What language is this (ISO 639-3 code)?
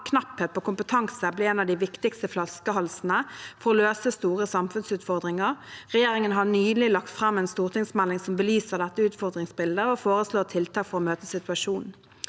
nor